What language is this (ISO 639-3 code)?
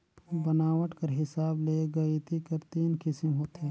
hne